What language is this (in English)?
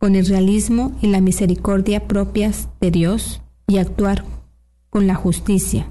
Spanish